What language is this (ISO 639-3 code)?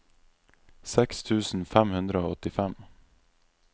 nor